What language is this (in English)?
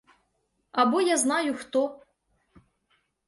Ukrainian